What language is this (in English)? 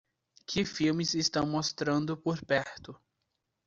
Portuguese